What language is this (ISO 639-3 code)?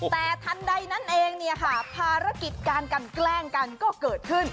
tha